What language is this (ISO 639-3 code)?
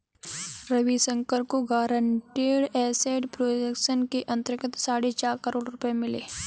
hin